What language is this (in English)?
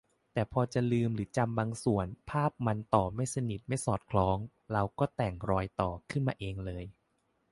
Thai